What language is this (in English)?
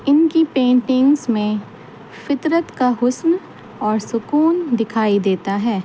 Urdu